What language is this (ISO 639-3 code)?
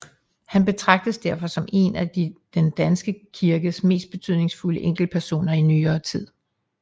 dan